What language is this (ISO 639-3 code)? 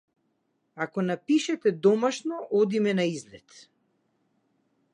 mkd